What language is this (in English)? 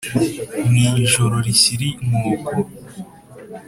Kinyarwanda